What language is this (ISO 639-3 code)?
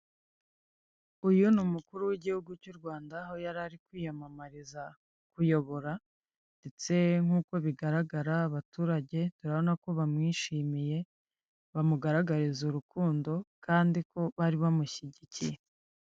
kin